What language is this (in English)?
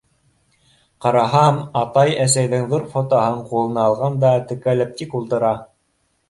Bashkir